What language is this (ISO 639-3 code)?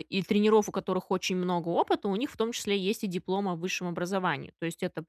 rus